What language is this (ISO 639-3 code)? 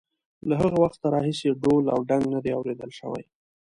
pus